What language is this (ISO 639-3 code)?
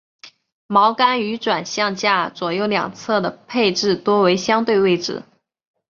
zho